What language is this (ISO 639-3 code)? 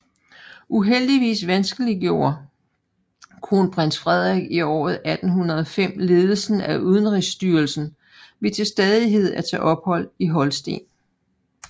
dan